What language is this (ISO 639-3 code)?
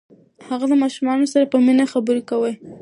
pus